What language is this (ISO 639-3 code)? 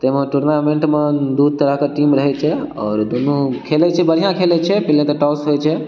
mai